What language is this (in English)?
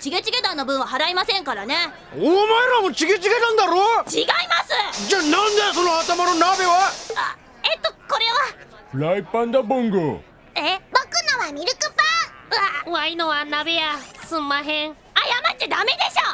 Japanese